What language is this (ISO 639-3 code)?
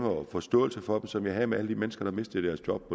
dan